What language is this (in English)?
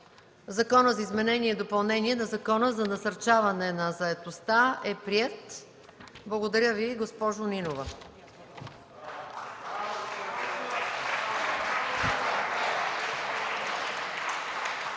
Bulgarian